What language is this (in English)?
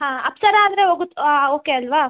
Kannada